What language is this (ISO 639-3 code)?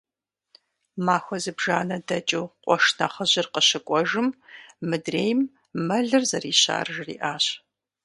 kbd